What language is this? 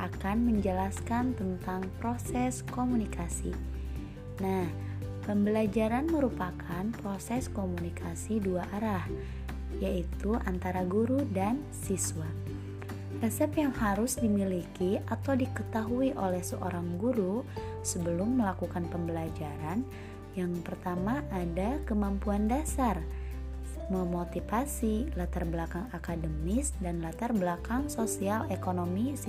Indonesian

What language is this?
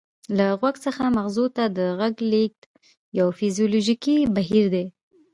Pashto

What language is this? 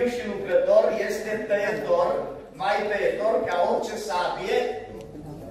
Romanian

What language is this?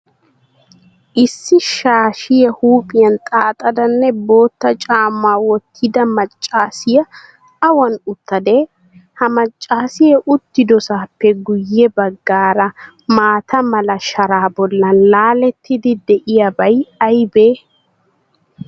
Wolaytta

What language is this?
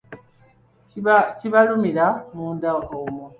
Ganda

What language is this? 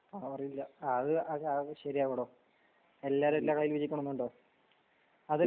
Malayalam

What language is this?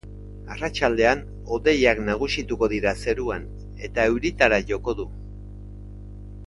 Basque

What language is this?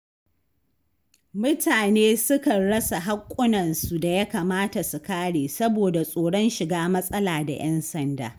Hausa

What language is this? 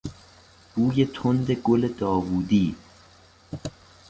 Persian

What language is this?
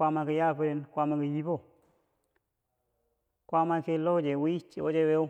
Bangwinji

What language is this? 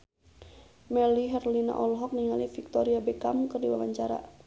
Sundanese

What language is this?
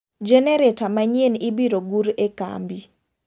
Luo (Kenya and Tanzania)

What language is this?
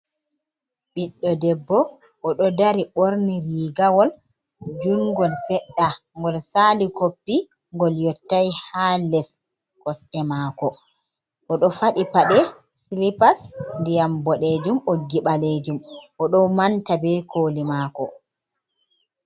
Fula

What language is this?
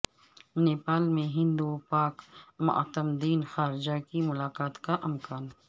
Urdu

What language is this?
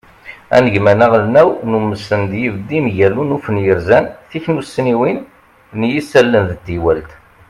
Kabyle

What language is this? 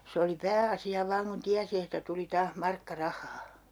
Finnish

